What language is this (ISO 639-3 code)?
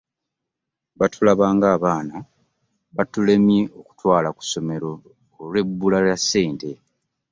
lug